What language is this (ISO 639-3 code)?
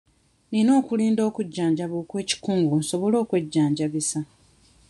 lug